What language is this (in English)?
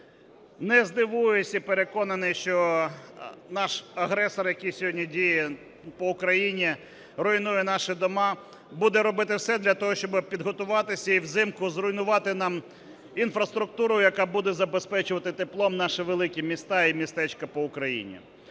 Ukrainian